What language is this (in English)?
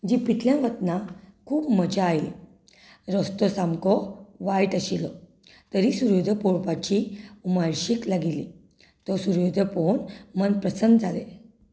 Konkani